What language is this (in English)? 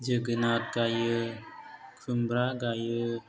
Bodo